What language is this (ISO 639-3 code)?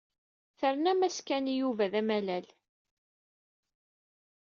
kab